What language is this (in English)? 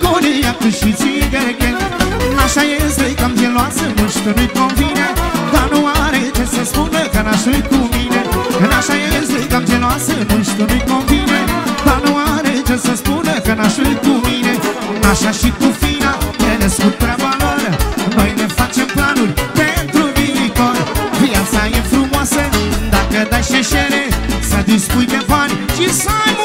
Romanian